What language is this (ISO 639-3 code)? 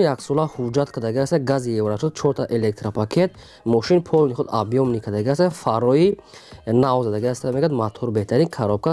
ron